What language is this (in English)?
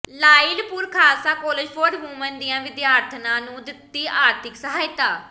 Punjabi